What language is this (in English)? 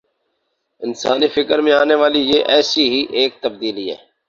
Urdu